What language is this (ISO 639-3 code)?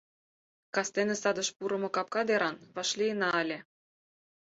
chm